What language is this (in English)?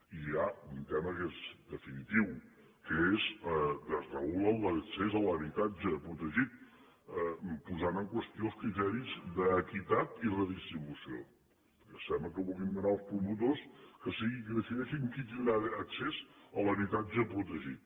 Catalan